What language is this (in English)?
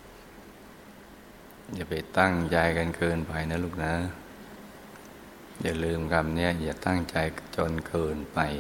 Thai